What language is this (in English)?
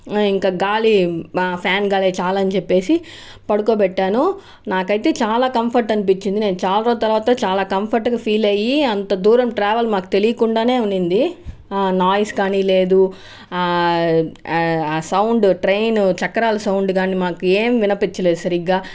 Telugu